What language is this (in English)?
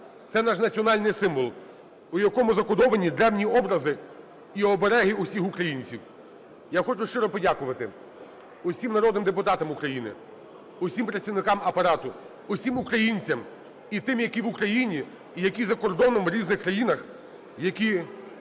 Ukrainian